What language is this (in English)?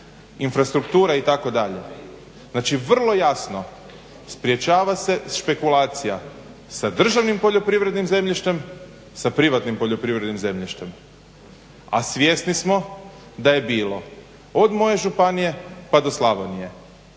Croatian